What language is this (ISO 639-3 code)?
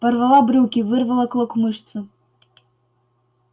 rus